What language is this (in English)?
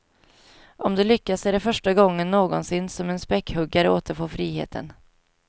Swedish